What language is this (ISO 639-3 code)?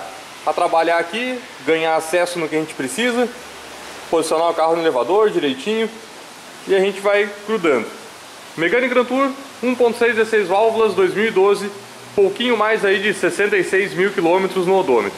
por